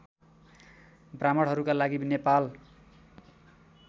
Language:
Nepali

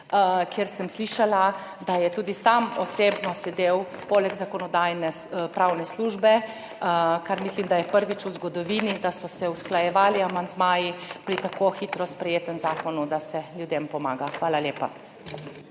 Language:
Slovenian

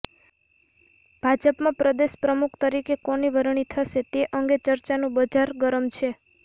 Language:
Gujarati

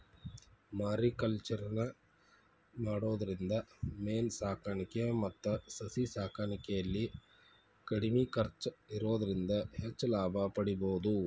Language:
Kannada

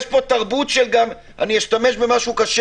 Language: Hebrew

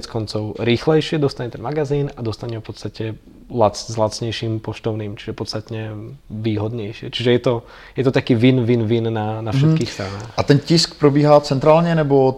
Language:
Czech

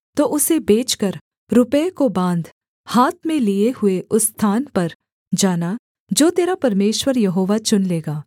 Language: Hindi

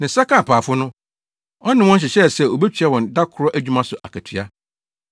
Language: Akan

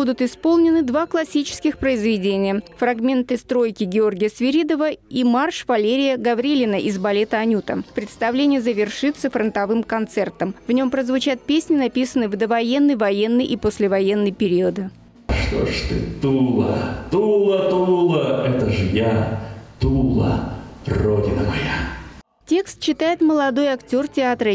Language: Russian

